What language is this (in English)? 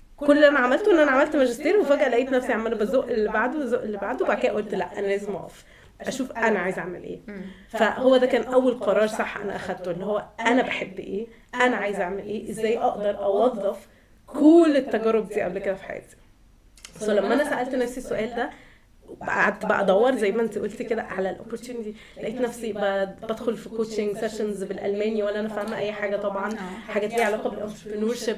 Arabic